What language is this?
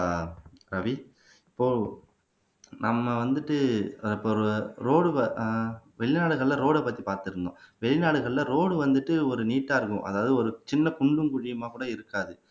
Tamil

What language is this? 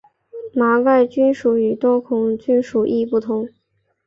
Chinese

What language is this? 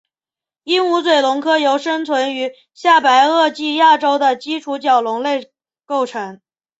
Chinese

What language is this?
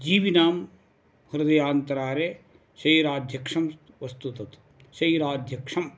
Sanskrit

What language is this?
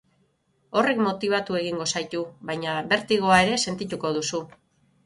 Basque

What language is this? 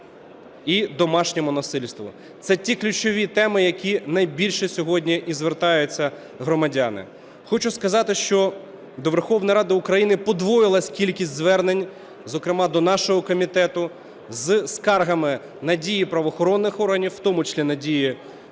Ukrainian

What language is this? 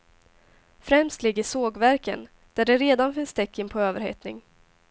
Swedish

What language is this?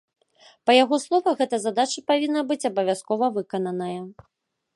Belarusian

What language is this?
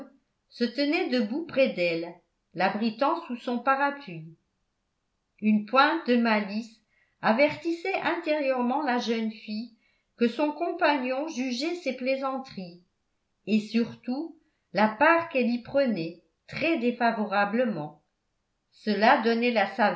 French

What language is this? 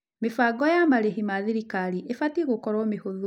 Kikuyu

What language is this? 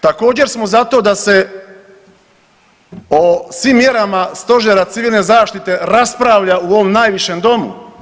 Croatian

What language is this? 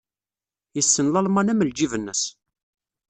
Kabyle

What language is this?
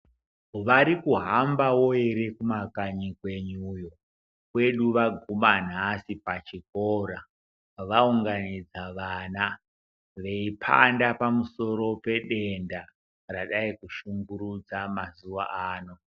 Ndau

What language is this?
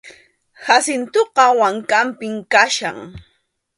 Arequipa-La Unión Quechua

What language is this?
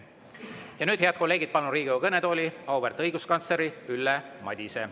Estonian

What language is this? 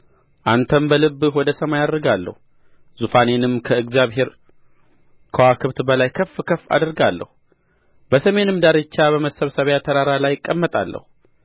Amharic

